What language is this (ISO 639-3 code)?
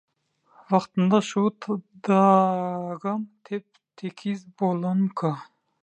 tuk